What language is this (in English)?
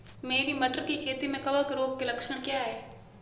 Hindi